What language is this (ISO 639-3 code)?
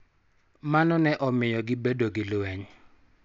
luo